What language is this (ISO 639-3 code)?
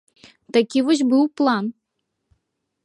bel